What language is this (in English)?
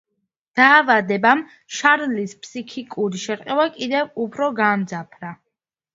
Georgian